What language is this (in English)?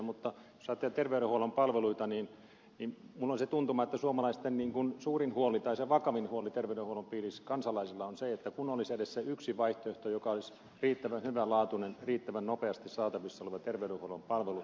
Finnish